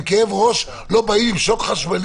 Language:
Hebrew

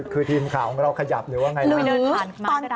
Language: Thai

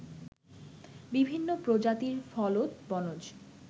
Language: Bangla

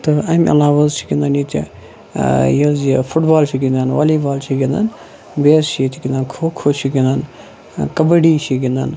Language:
Kashmiri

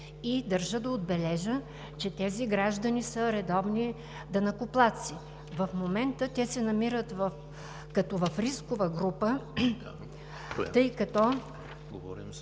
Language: Bulgarian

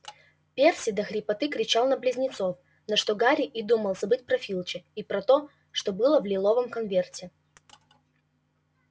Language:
Russian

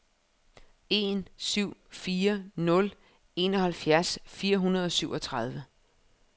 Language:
Danish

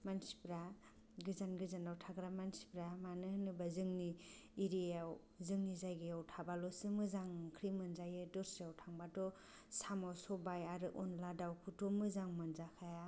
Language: Bodo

